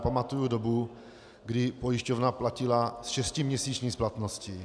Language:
Czech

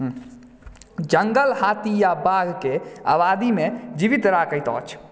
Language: Maithili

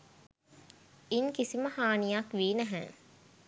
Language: Sinhala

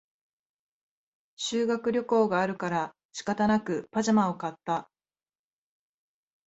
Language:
Japanese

